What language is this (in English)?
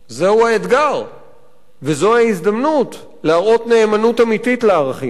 Hebrew